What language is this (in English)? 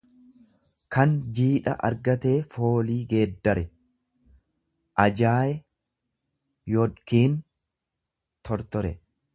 Oromo